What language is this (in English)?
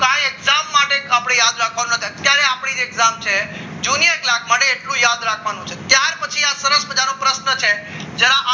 Gujarati